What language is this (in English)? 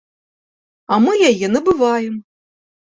Belarusian